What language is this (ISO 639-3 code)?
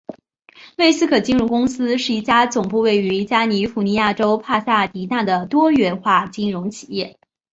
zho